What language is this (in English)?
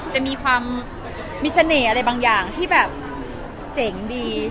Thai